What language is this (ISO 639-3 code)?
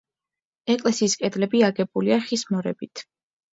kat